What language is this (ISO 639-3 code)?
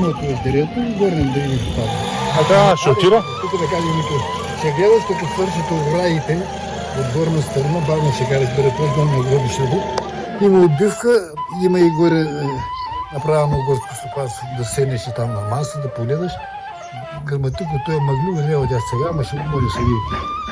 bul